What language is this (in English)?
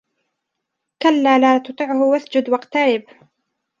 Arabic